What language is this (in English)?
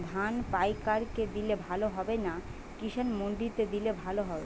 Bangla